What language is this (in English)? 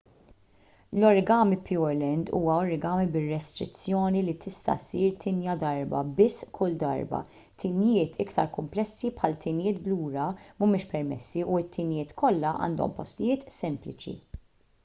Maltese